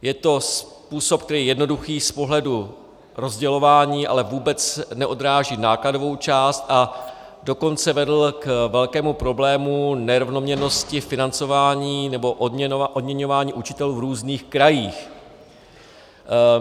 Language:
Czech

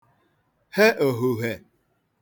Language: Igbo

